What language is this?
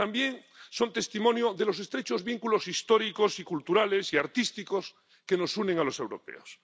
Spanish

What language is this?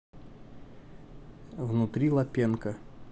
Russian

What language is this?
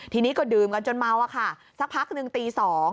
Thai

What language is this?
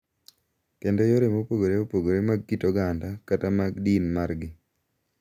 Luo (Kenya and Tanzania)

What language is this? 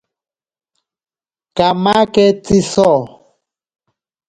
Ashéninka Perené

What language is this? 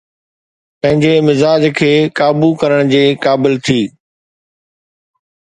Sindhi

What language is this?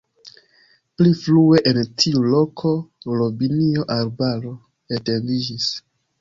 Esperanto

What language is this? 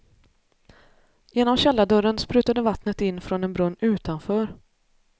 Swedish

